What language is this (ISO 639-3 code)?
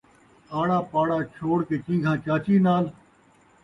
skr